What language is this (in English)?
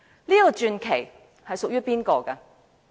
Cantonese